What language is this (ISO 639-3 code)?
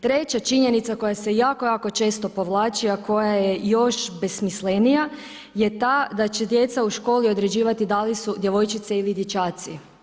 hrv